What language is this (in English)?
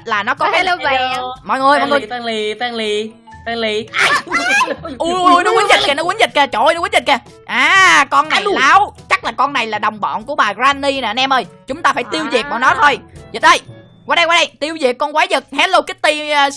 Vietnamese